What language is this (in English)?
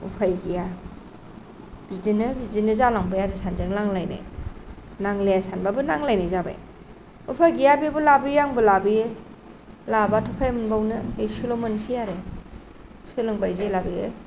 Bodo